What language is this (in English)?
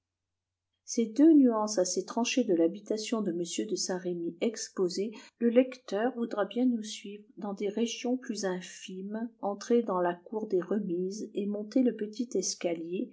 French